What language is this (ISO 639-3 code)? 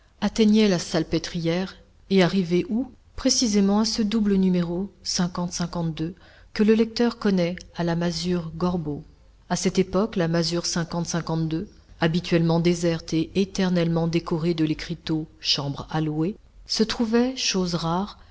fra